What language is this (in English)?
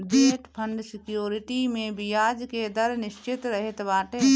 Bhojpuri